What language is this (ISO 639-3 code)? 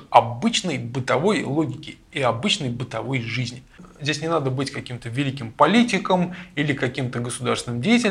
rus